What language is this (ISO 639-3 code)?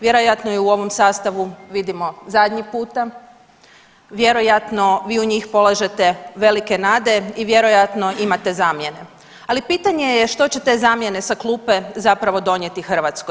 hrv